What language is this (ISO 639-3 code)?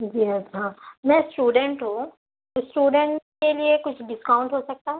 urd